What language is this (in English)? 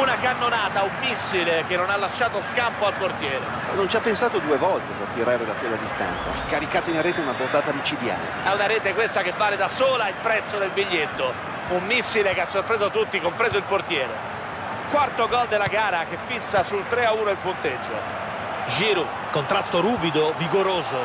Italian